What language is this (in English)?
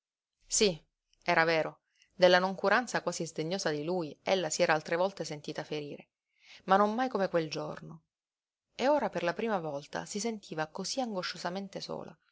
Italian